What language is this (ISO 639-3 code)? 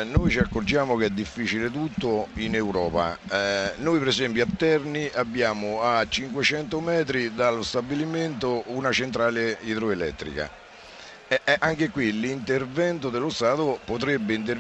ita